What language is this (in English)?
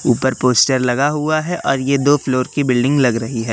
Hindi